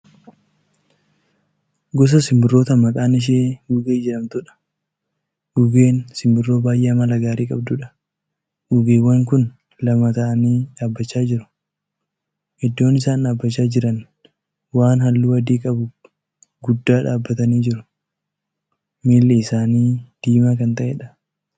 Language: Oromo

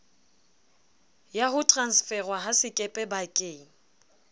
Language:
Southern Sotho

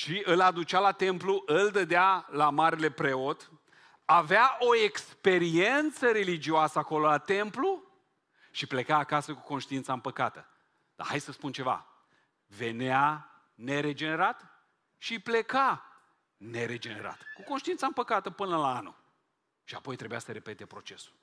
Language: Romanian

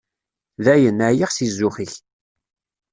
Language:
Kabyle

